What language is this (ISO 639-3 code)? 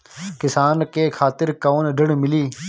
bho